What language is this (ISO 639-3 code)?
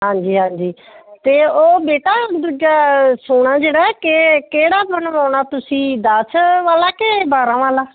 pan